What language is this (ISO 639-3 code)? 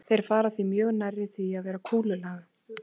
isl